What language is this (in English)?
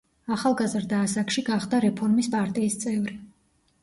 Georgian